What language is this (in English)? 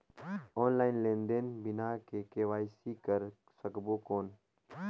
Chhattisgarhi